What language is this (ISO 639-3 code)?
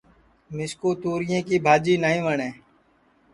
ssi